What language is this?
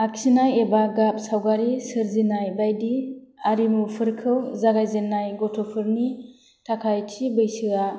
Bodo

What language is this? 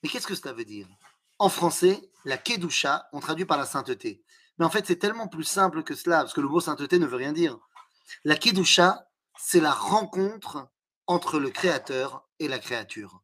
French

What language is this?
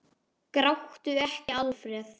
Icelandic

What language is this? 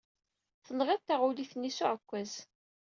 Kabyle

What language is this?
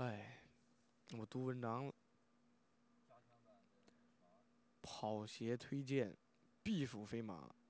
Chinese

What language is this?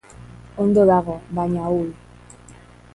Basque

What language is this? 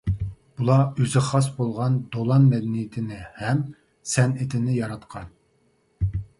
Uyghur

